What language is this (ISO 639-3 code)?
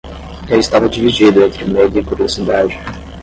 por